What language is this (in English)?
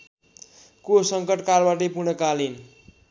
Nepali